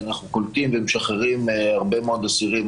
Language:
Hebrew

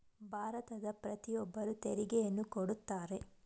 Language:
Kannada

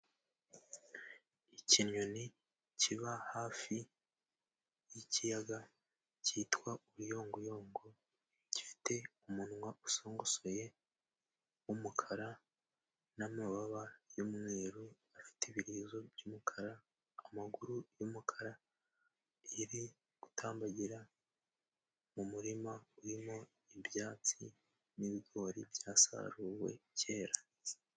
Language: Kinyarwanda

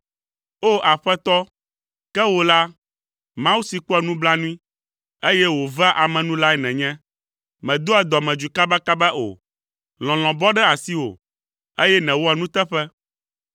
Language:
Ewe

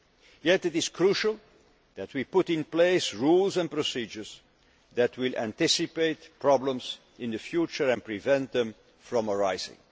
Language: English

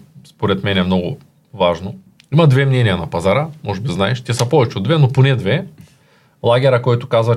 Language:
Bulgarian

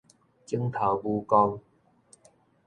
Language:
Min Nan Chinese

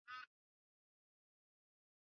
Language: Swahili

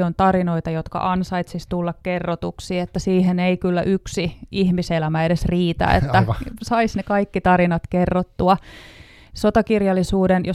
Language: Finnish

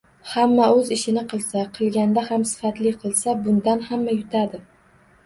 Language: Uzbek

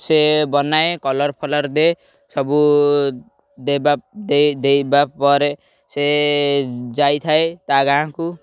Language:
Odia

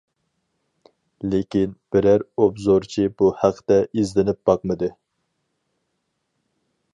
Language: Uyghur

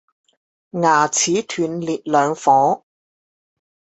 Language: Chinese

